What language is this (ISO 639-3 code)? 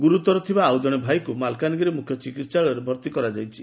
ori